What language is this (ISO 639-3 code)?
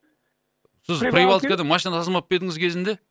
kaz